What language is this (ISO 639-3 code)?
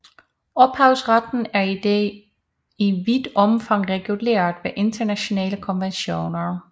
dan